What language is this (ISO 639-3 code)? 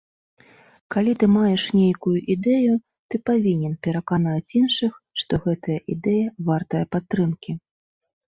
bel